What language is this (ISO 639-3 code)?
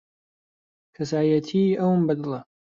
ckb